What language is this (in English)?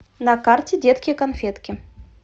Russian